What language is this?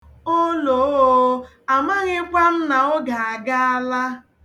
Igbo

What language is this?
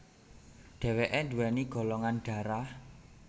Javanese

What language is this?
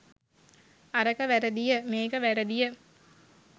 Sinhala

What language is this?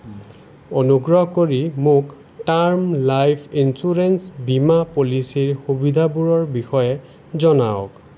Assamese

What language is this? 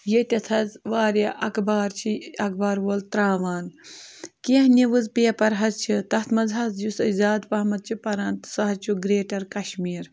Kashmiri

